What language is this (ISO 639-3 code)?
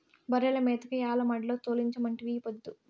tel